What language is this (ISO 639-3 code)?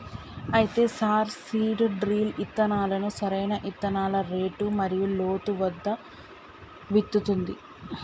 tel